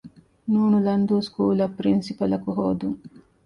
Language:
Divehi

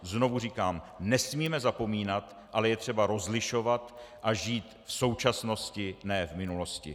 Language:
Czech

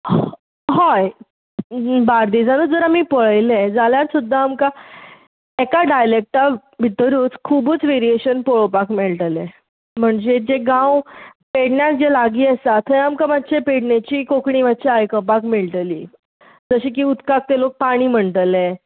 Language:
Konkani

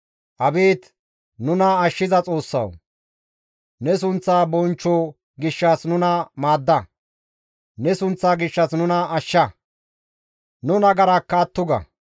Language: Gamo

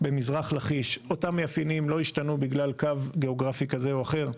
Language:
Hebrew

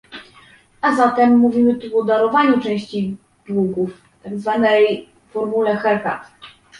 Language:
Polish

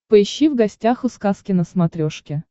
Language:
Russian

